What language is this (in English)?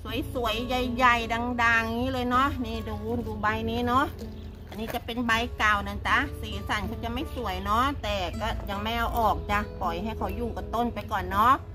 Thai